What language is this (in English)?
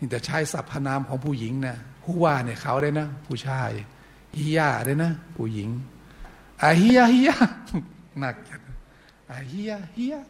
Thai